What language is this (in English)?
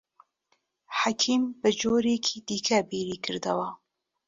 Central Kurdish